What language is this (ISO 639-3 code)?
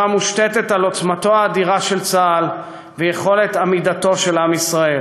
heb